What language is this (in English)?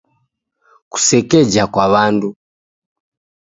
Taita